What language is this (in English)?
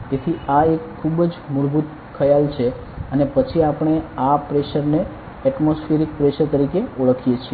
Gujarati